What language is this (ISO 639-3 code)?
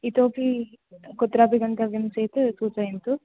san